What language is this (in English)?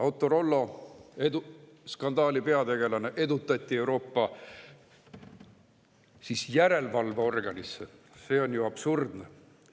Estonian